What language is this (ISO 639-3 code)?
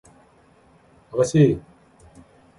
kor